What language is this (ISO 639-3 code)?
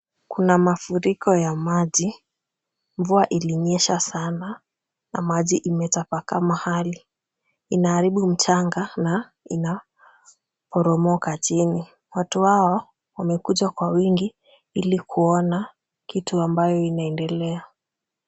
swa